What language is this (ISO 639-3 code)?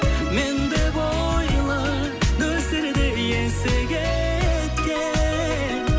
kaz